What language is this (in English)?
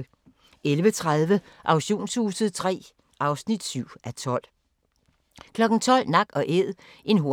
Danish